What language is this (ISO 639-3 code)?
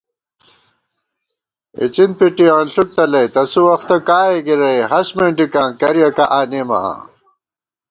gwt